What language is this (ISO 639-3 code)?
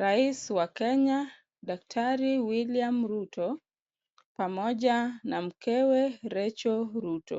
swa